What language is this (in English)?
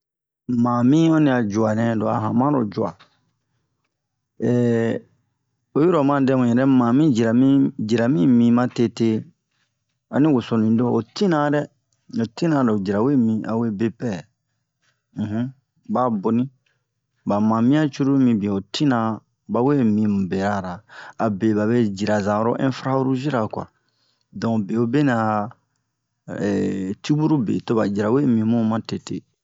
Bomu